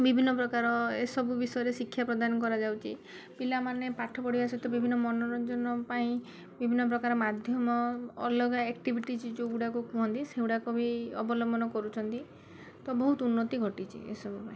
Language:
Odia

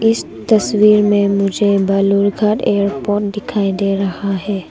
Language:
Hindi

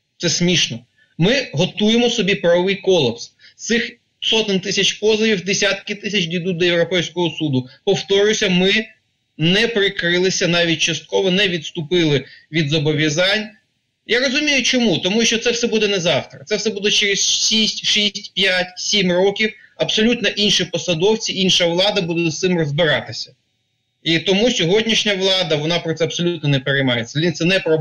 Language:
Ukrainian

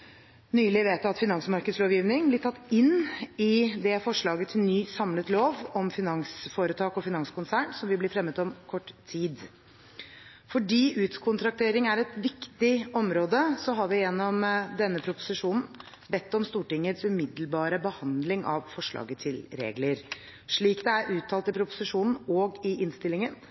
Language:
Norwegian Bokmål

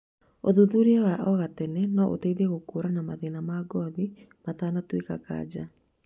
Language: Kikuyu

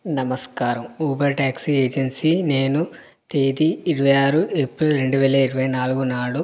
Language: Telugu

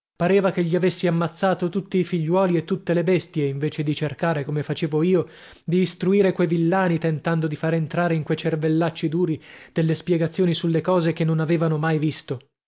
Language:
Italian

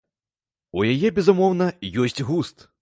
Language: Belarusian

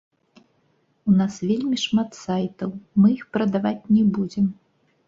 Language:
Belarusian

